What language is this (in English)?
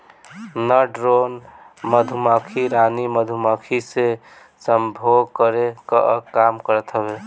Bhojpuri